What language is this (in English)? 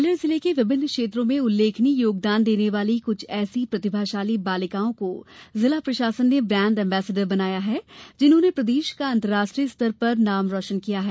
Hindi